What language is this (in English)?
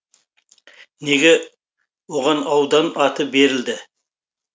Kazakh